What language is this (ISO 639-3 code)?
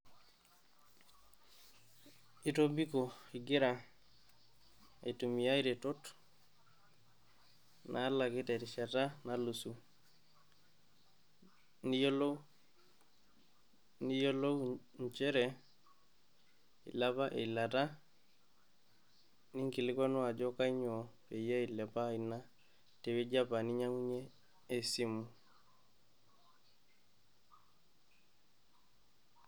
mas